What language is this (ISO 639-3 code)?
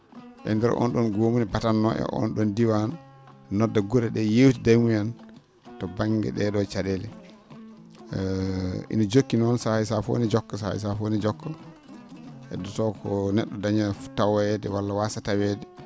ful